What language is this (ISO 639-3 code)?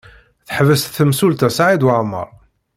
kab